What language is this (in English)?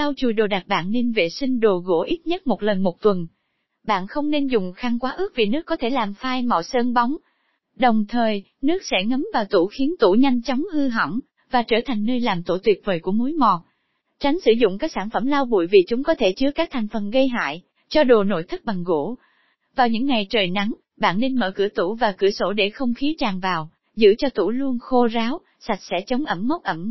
Vietnamese